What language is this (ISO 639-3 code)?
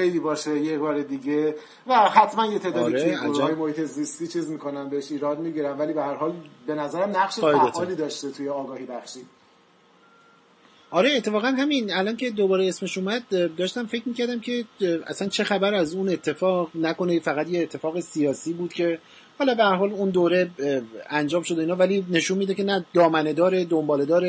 fas